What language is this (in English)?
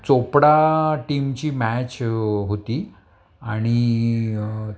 Marathi